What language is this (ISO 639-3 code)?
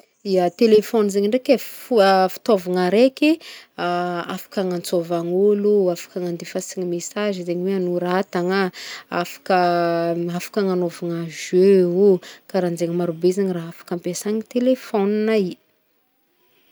bmm